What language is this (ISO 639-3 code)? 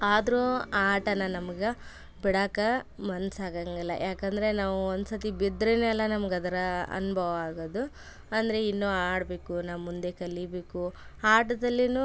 kan